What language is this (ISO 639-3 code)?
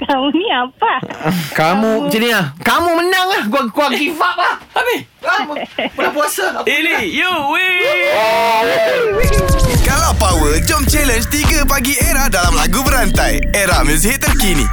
msa